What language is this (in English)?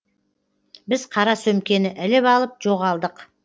Kazakh